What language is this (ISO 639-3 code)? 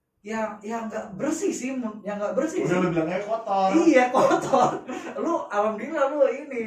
ind